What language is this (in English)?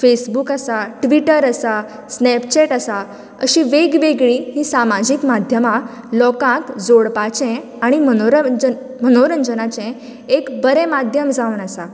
Konkani